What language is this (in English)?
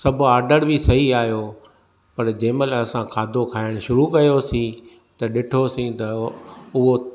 Sindhi